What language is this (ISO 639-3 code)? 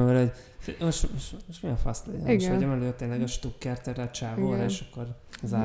hun